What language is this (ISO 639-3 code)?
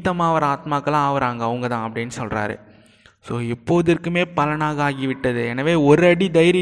tam